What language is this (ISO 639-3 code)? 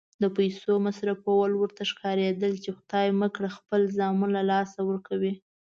pus